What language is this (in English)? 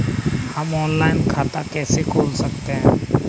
Hindi